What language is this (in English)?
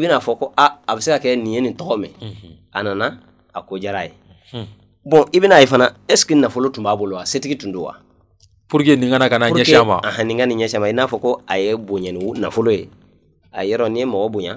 Arabic